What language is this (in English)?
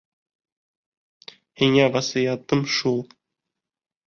Bashkir